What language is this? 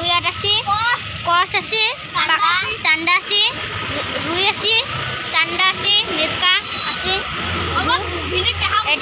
Bangla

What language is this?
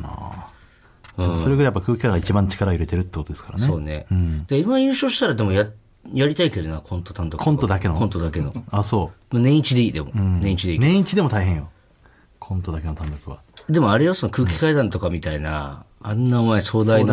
Japanese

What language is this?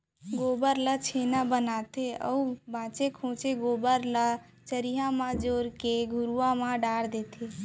Chhattisgarhi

